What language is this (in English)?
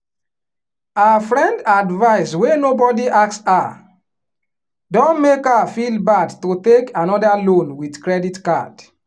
Nigerian Pidgin